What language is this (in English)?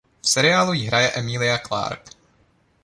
Czech